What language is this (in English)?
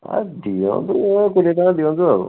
Odia